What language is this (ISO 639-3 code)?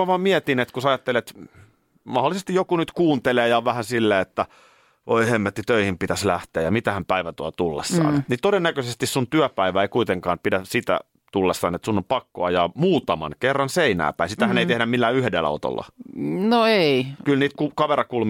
fin